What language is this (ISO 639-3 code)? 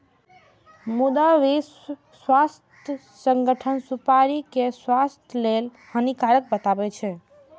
mai